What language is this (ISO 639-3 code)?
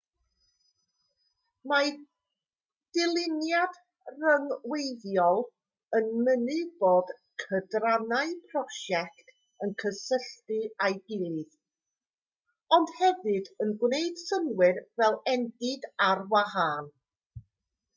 cym